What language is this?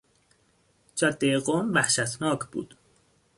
Persian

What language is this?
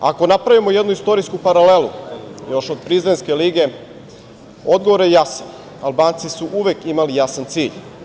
Serbian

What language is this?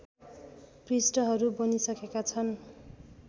Nepali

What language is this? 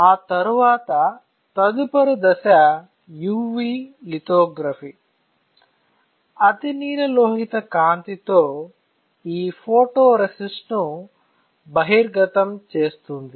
Telugu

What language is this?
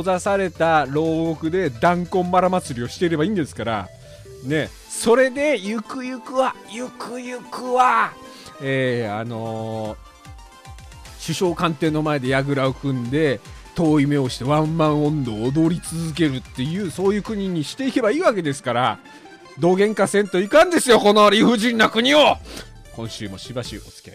Japanese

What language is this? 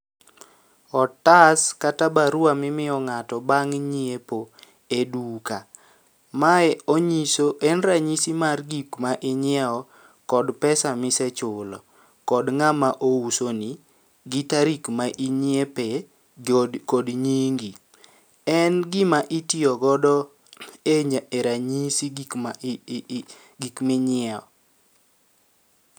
Luo (Kenya and Tanzania)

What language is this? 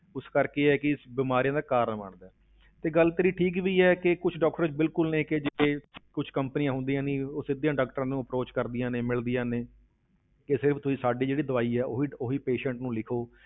Punjabi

